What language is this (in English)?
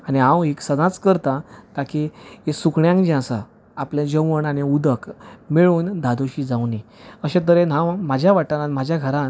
Konkani